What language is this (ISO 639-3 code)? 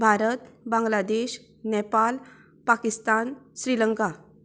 kok